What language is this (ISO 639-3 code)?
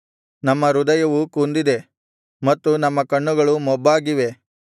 kan